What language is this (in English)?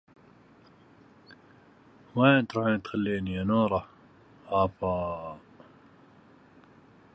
Arabic